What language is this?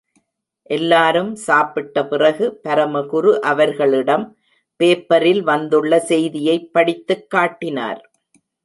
Tamil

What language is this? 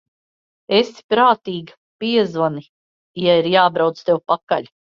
Latvian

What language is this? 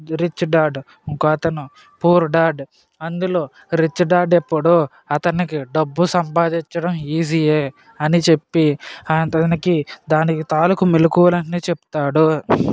Telugu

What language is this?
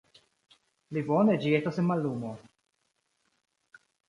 Esperanto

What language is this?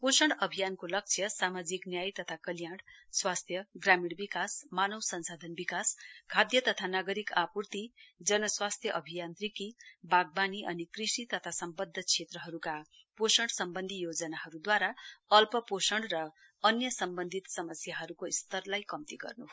Nepali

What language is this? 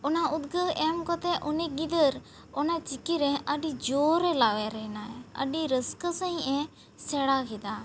Santali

